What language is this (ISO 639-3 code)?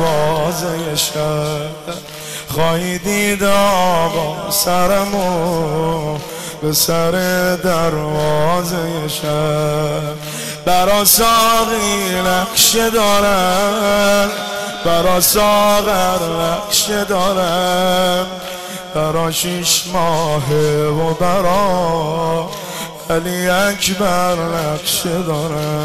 fas